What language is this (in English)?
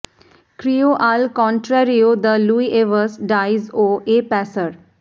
Bangla